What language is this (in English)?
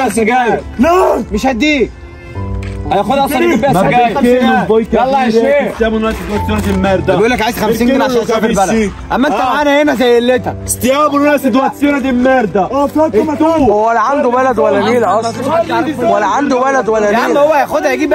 Arabic